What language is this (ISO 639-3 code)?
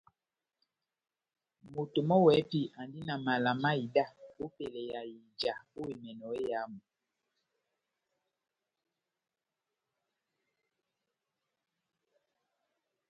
bnm